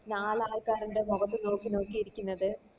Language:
Malayalam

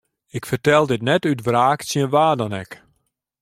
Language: Western Frisian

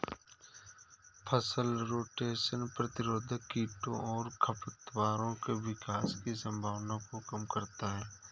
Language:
Hindi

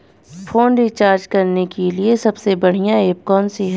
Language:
Hindi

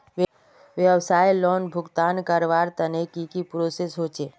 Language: Magahi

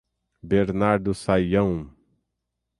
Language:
Portuguese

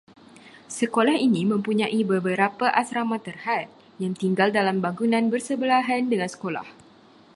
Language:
Malay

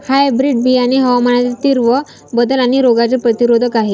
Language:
Marathi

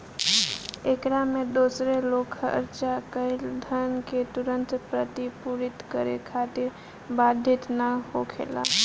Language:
Bhojpuri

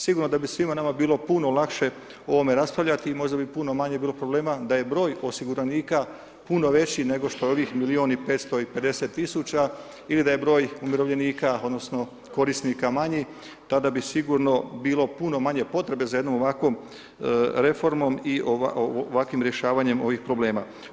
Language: Croatian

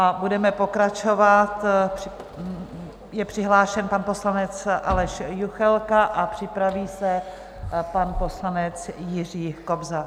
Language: Czech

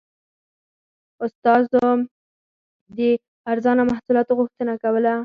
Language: Pashto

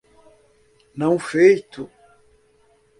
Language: Portuguese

